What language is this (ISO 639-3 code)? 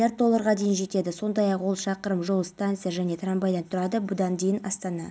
kaz